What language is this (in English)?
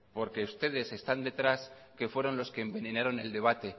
Spanish